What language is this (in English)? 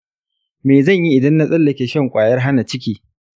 Hausa